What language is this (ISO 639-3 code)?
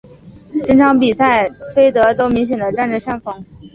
zho